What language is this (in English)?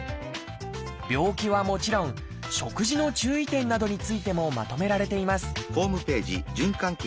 Japanese